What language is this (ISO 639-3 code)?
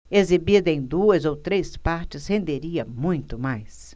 por